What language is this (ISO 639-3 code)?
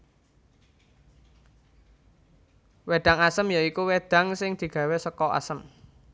jav